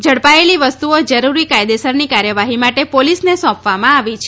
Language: Gujarati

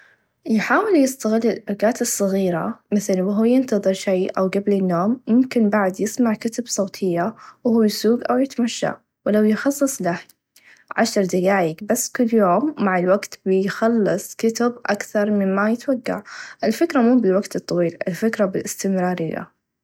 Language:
Najdi Arabic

